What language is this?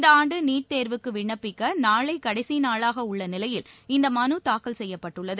Tamil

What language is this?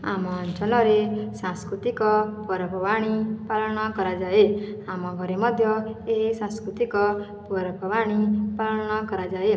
Odia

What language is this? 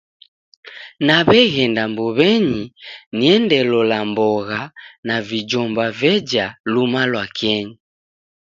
Taita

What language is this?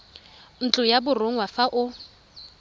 Tswana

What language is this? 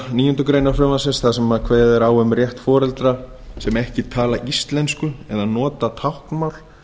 Icelandic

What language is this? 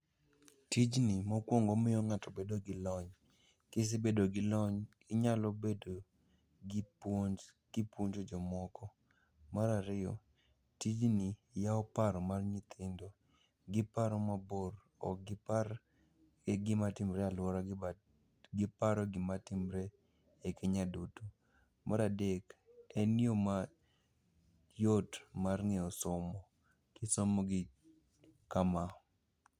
Luo (Kenya and Tanzania)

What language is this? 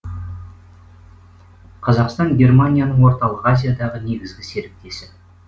Kazakh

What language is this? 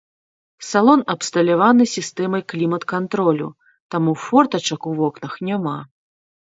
Belarusian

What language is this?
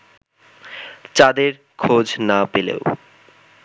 Bangla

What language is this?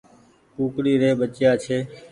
Goaria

